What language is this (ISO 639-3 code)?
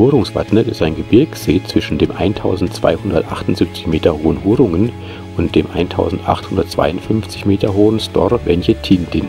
deu